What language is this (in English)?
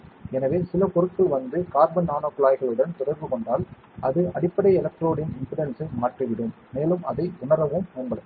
Tamil